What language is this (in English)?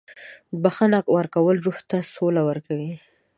Pashto